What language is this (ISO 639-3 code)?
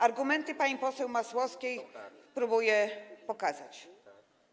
pol